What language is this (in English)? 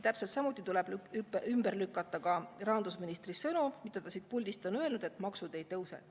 Estonian